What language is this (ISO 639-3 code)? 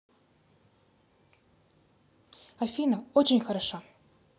rus